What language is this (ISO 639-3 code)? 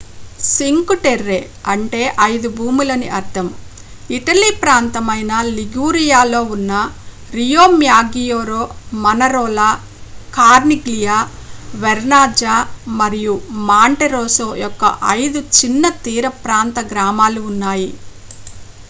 tel